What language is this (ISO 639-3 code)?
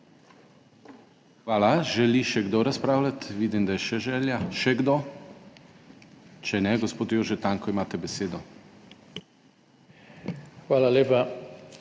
slv